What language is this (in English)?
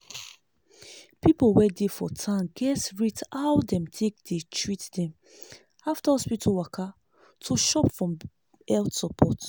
Nigerian Pidgin